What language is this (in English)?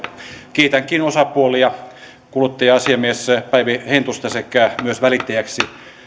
Finnish